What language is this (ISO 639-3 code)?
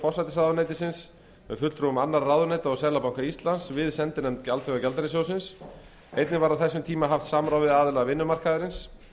isl